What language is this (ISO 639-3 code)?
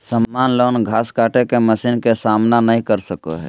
mag